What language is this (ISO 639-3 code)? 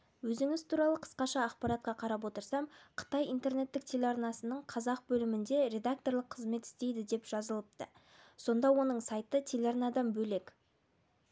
kaz